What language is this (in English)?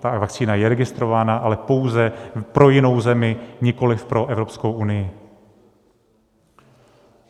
Czech